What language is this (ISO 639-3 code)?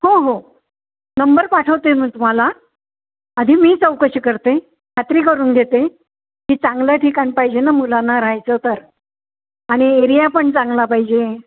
mar